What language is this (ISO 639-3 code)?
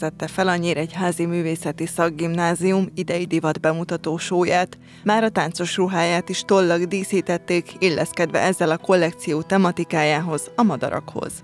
hun